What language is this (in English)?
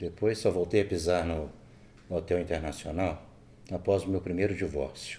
Portuguese